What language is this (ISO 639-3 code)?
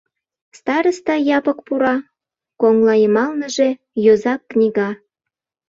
chm